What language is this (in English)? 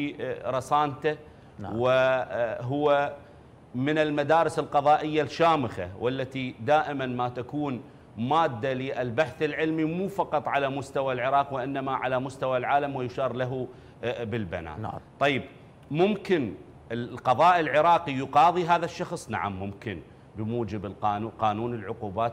Arabic